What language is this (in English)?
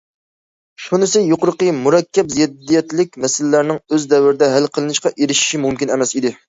Uyghur